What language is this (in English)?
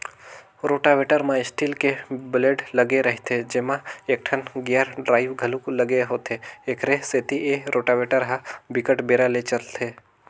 Chhattisgarhi